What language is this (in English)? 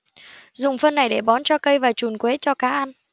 Vietnamese